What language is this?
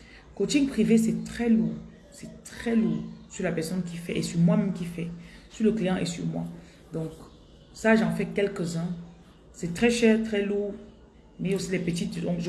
French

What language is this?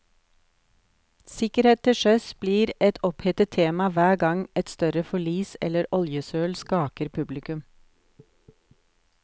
Norwegian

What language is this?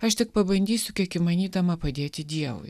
Lithuanian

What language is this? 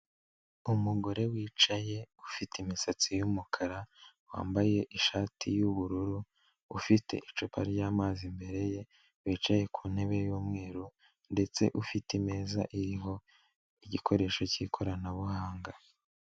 Kinyarwanda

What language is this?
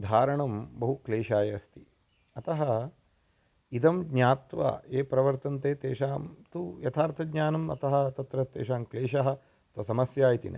Sanskrit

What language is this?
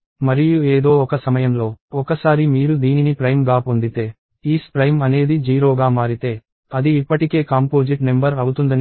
Telugu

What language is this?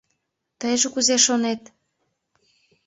Mari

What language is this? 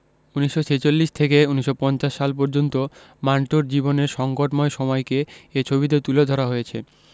Bangla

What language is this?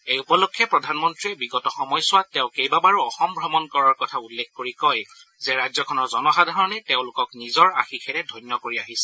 Assamese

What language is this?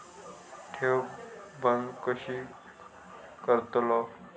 Marathi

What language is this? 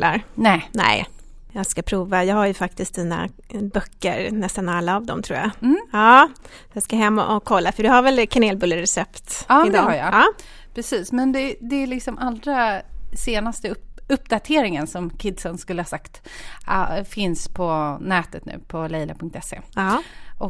Swedish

